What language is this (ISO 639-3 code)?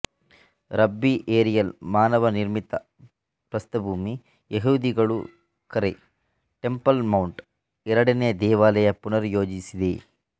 kan